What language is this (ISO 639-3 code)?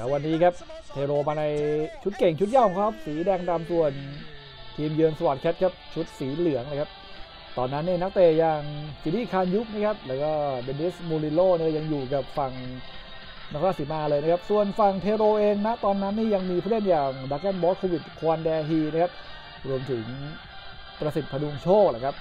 tha